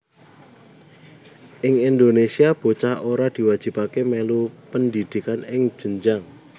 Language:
Javanese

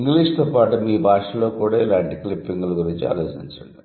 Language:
Telugu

